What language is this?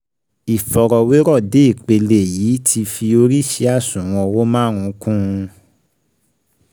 Yoruba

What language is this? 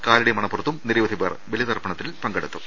Malayalam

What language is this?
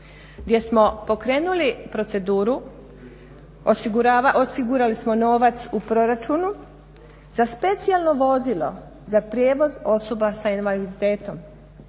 Croatian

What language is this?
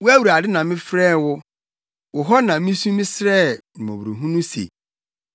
Akan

